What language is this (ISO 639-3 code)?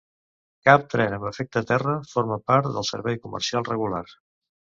cat